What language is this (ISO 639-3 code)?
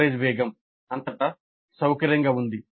tel